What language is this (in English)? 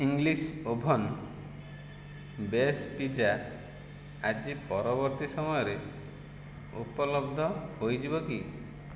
Odia